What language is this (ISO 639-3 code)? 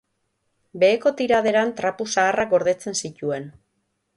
eus